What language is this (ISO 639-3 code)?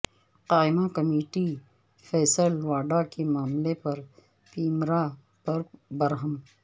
urd